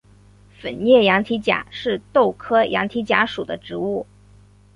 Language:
Chinese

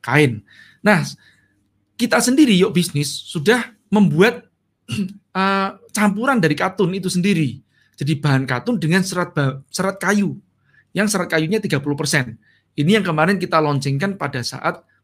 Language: Indonesian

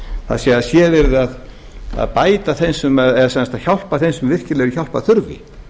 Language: Icelandic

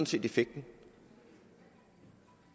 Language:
Danish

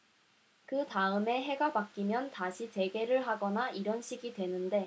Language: Korean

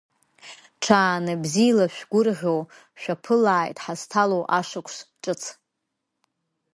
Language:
Abkhazian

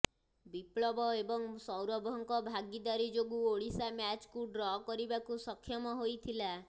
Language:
Odia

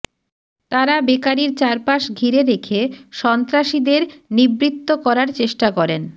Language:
Bangla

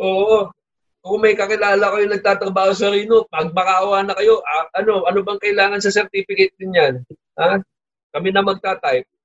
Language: Filipino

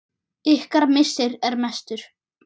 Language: Icelandic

